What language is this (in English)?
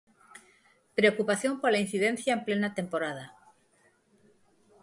Galician